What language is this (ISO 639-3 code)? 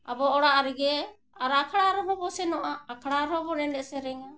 sat